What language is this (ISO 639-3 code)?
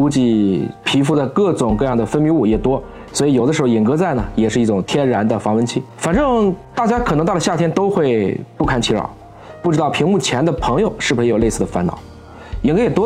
zho